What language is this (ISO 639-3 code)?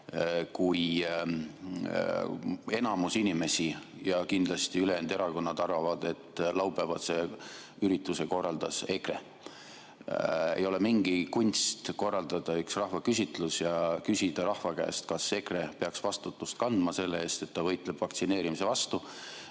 est